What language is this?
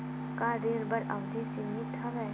Chhattisgarhi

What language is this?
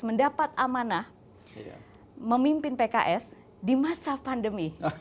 Indonesian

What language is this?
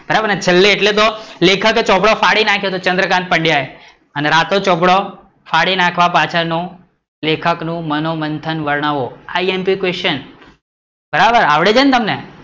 Gujarati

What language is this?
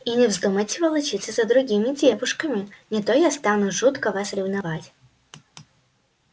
Russian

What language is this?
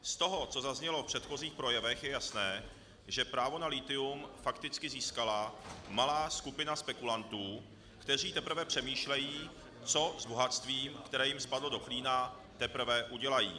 Czech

